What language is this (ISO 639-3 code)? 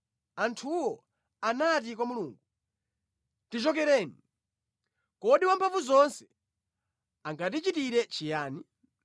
nya